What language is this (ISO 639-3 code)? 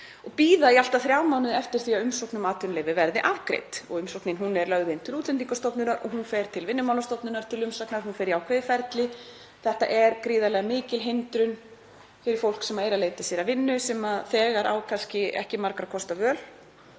isl